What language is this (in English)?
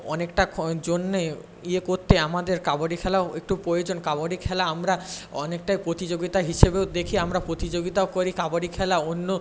Bangla